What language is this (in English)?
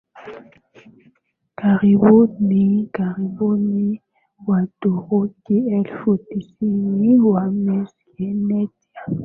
Swahili